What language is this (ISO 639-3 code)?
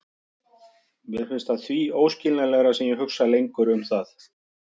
isl